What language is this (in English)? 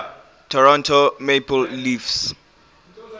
English